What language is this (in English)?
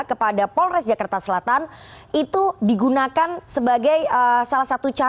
Indonesian